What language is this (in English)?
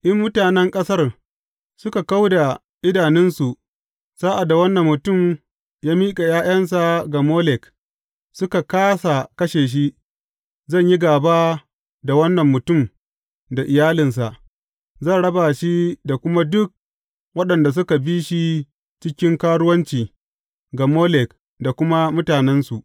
Hausa